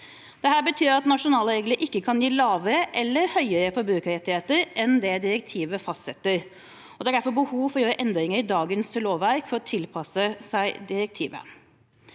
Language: Norwegian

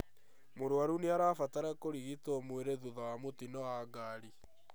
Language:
Kikuyu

